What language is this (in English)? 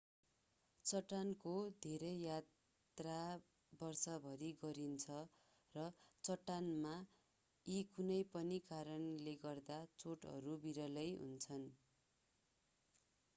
Nepali